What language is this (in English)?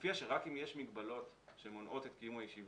Hebrew